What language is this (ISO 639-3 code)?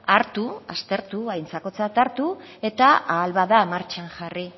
eus